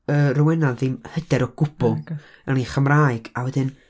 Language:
Welsh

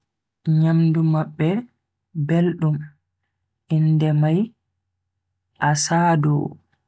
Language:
Bagirmi Fulfulde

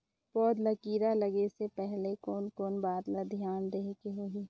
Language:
Chhattisgarhi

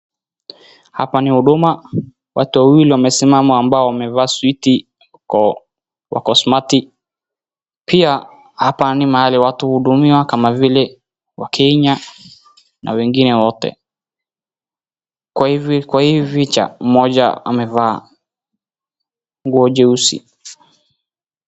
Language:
Swahili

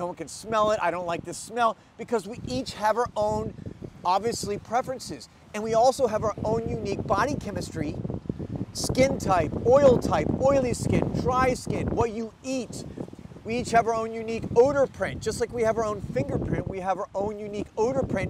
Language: English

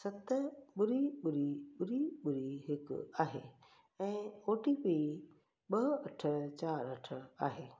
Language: Sindhi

